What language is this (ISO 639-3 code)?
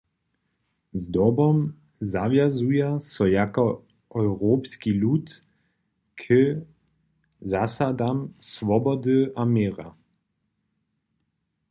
hsb